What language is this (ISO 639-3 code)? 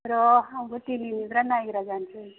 brx